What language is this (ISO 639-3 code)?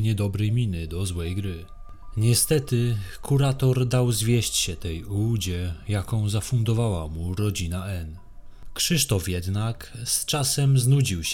pol